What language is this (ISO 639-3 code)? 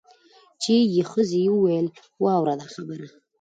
pus